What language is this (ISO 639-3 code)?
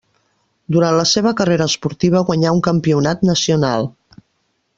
cat